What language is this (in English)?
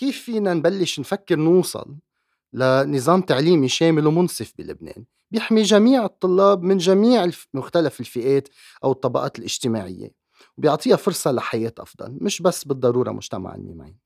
Arabic